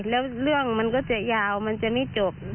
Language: Thai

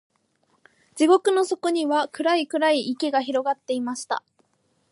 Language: Japanese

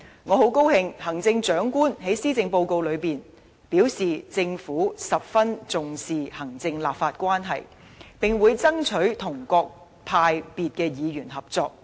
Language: Cantonese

